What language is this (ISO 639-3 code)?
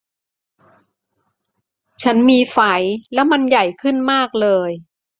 tha